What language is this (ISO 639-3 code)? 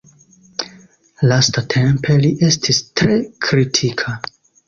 epo